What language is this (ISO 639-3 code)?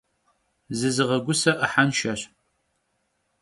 kbd